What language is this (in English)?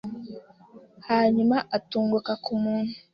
Kinyarwanda